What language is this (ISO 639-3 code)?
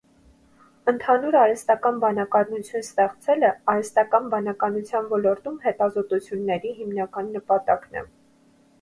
hye